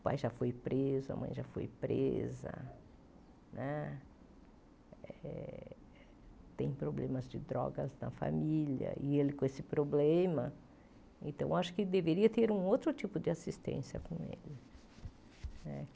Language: Portuguese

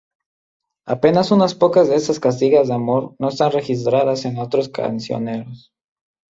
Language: Spanish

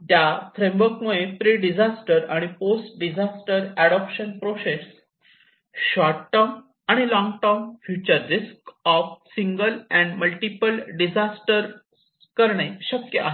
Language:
Marathi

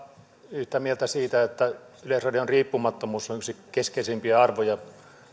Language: Finnish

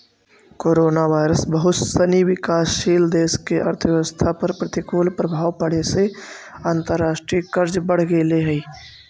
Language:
Magahi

